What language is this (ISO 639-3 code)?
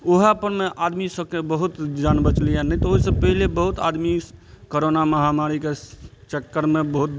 mai